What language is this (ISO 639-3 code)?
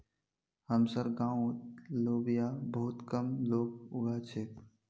mag